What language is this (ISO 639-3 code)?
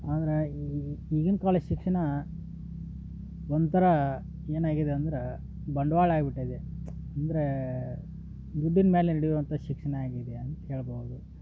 kan